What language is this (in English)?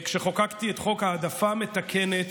Hebrew